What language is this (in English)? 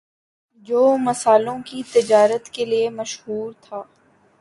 Urdu